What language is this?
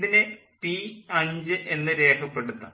Malayalam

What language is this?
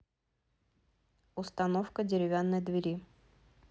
Russian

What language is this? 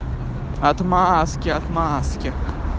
Russian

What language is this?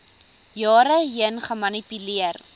Afrikaans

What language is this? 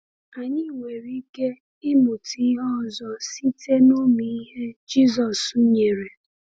Igbo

